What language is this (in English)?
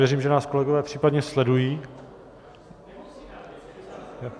Czech